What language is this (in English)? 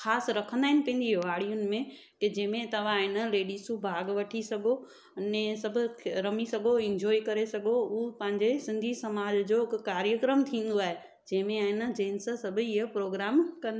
Sindhi